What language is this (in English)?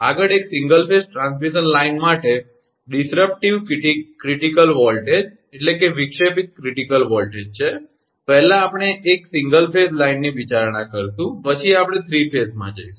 Gujarati